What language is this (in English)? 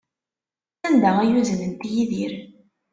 Kabyle